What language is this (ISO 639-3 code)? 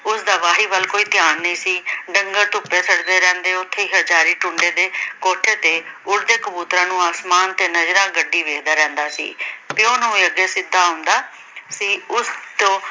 pan